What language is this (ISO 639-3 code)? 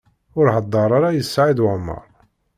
kab